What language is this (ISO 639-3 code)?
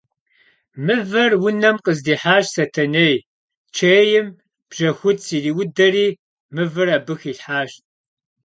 kbd